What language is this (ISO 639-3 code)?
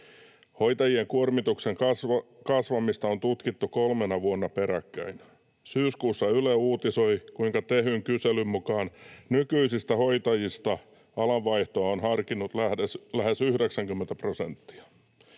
fin